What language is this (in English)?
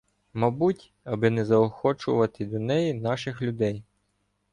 Ukrainian